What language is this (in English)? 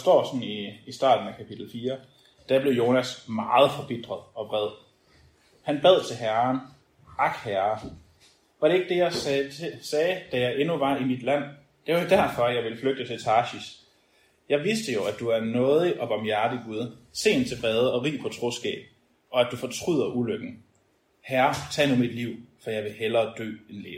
Danish